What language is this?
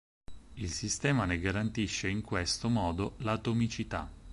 Italian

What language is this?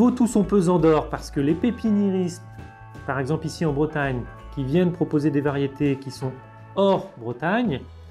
French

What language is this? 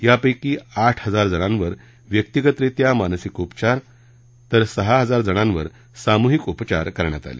Marathi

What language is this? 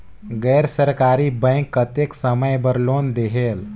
Chhattisgarhi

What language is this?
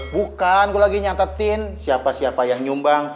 Indonesian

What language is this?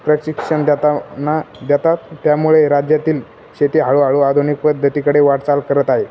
Marathi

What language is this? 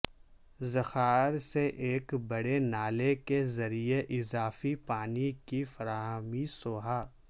Urdu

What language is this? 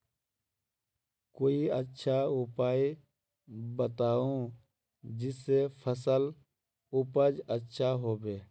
Magahi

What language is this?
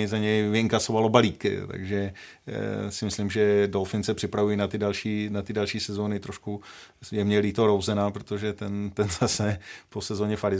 Czech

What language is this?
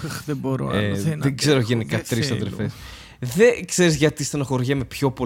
Greek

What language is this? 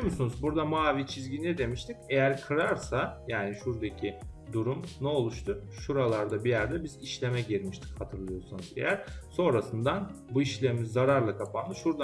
Turkish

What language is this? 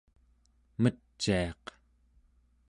Central Yupik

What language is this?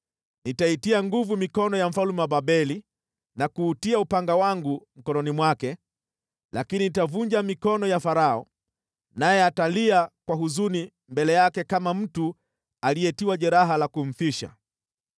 Swahili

